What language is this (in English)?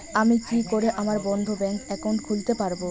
Bangla